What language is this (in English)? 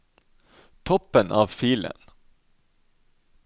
Norwegian